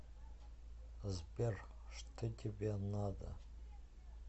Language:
Russian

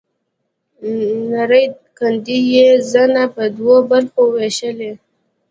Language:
Pashto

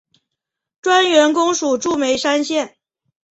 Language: Chinese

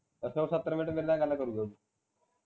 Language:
Punjabi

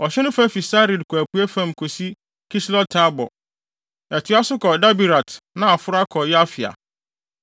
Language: Akan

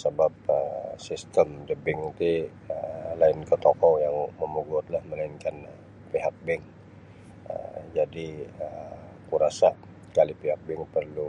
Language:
Sabah Bisaya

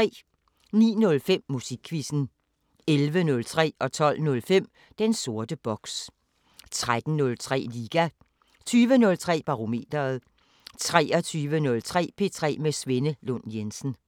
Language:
Danish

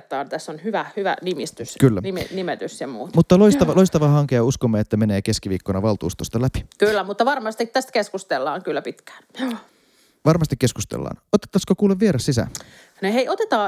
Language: Finnish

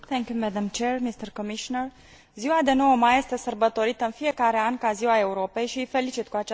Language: Romanian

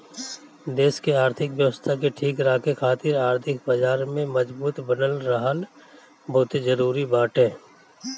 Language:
Bhojpuri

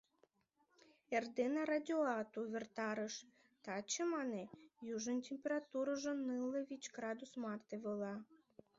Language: Mari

